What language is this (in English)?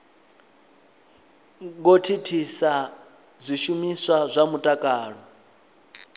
Venda